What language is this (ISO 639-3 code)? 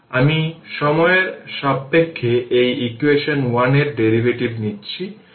ben